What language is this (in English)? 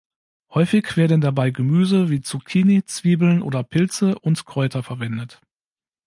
German